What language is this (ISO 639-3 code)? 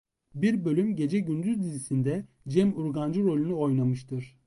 tur